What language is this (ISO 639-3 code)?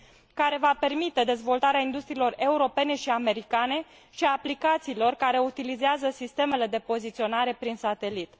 ron